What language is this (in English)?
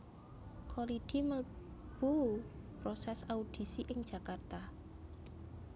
Javanese